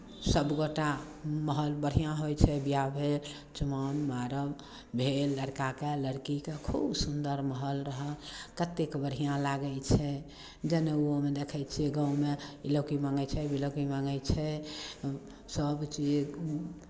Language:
Maithili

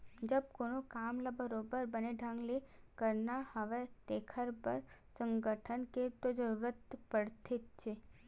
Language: Chhattisgarhi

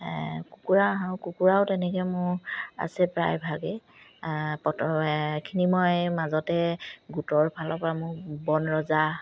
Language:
Assamese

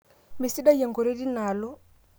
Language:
Masai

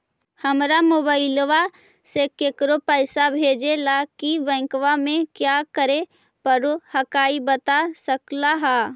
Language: Magahi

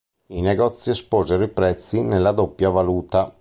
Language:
Italian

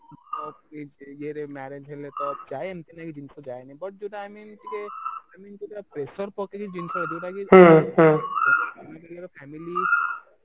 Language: Odia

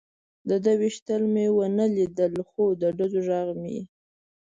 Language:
Pashto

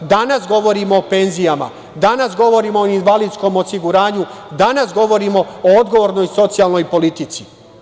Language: Serbian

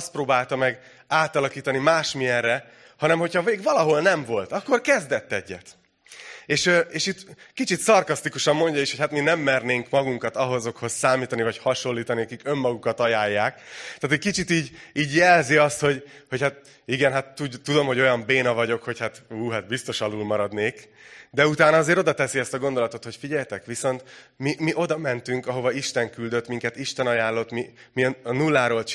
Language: Hungarian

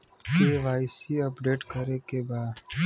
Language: Bhojpuri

